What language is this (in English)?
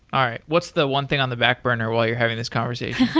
English